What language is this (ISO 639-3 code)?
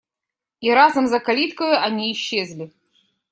rus